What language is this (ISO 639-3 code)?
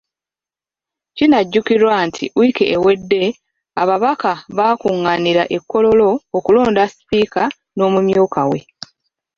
lug